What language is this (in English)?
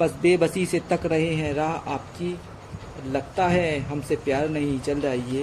Hindi